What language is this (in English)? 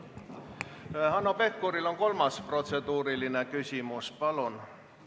Estonian